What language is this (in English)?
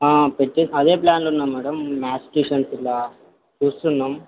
Telugu